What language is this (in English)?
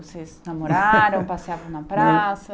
Portuguese